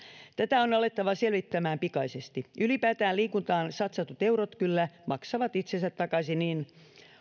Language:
Finnish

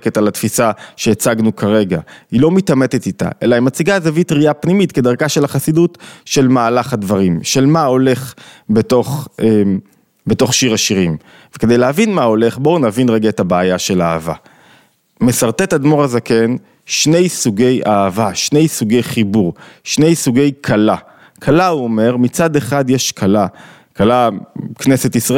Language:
Hebrew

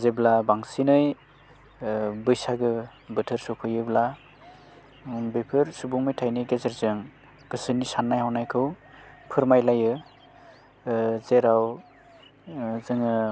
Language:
Bodo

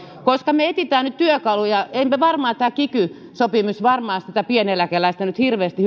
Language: Finnish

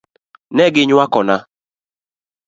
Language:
Luo (Kenya and Tanzania)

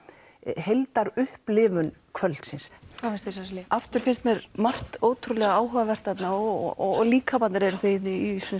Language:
Icelandic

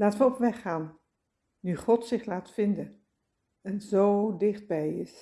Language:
Dutch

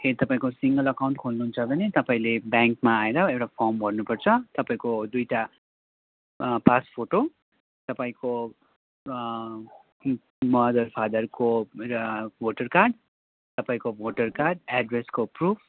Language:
Nepali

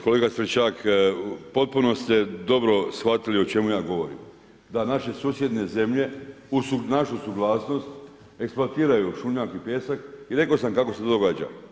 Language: Croatian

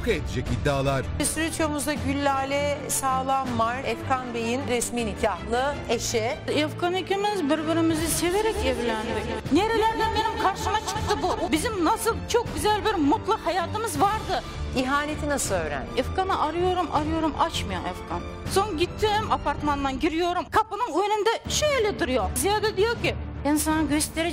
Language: Turkish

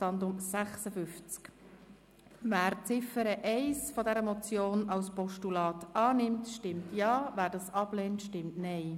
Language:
Swiss German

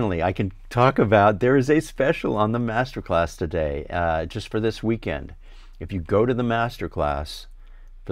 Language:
English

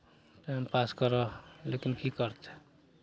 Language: Maithili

